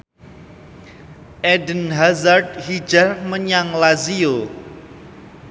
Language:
Javanese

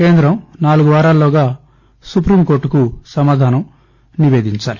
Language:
Telugu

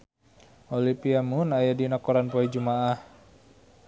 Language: Sundanese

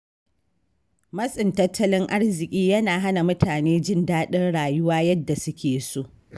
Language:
Hausa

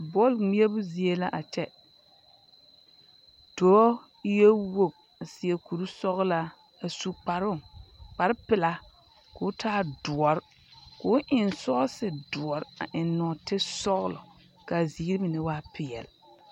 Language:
Southern Dagaare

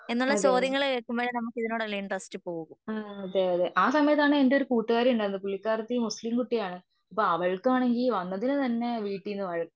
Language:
Malayalam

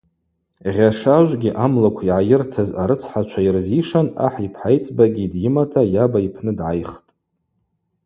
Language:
Abaza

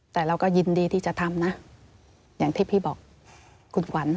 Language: Thai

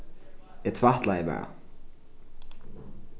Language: Faroese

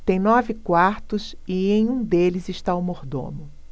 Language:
Portuguese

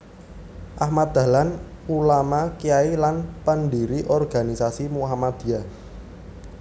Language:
Javanese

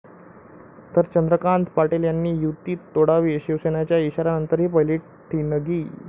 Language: Marathi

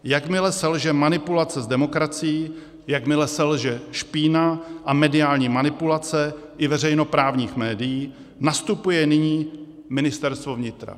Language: Czech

